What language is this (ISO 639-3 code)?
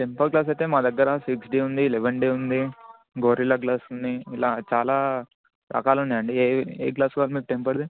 tel